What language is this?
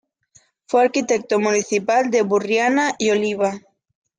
Spanish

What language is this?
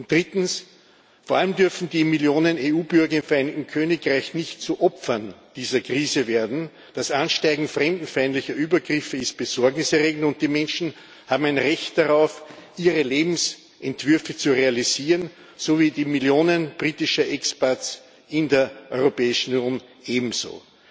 German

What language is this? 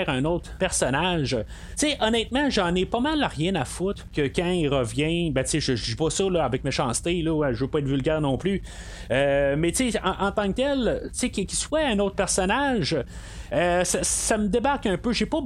French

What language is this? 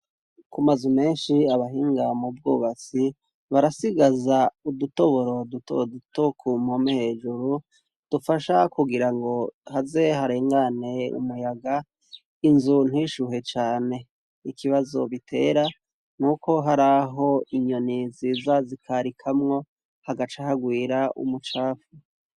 Rundi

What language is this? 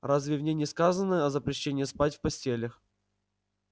Russian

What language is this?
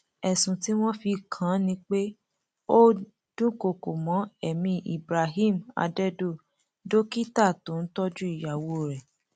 Yoruba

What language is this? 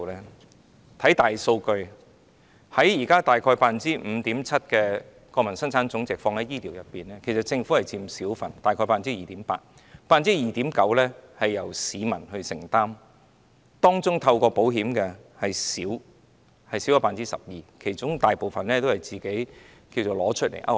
Cantonese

